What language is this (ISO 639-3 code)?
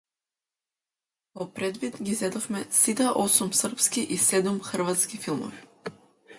mkd